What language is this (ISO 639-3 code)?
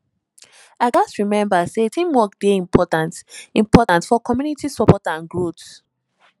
pcm